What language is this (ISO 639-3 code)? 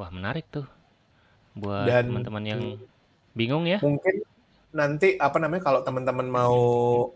ind